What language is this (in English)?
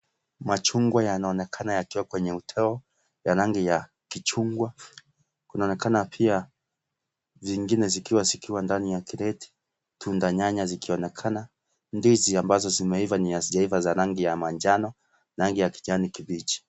Swahili